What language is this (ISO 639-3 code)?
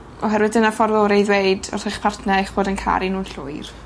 cym